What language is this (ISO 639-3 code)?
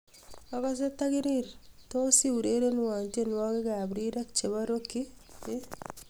kln